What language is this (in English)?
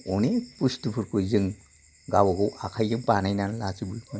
Bodo